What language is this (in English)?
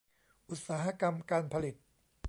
Thai